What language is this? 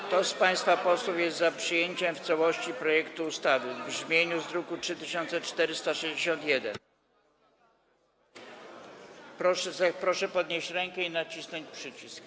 Polish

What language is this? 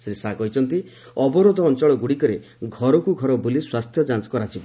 Odia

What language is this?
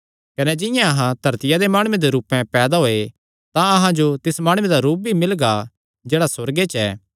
Kangri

